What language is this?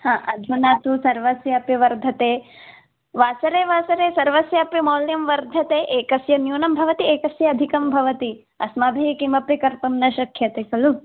Sanskrit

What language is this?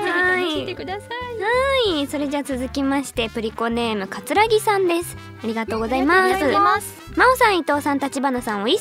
Japanese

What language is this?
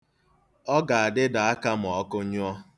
Igbo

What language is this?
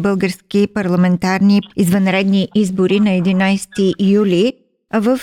Bulgarian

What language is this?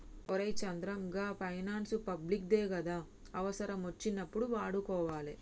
Telugu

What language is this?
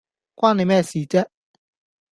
Cantonese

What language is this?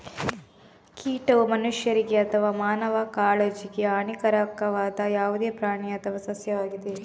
Kannada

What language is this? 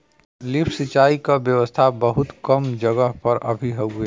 Bhojpuri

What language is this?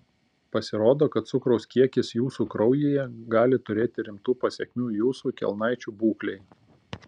Lithuanian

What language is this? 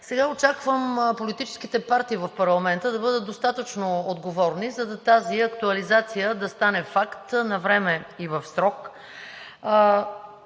Bulgarian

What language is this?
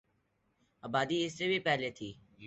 Urdu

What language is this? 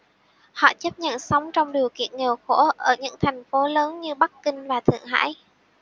Vietnamese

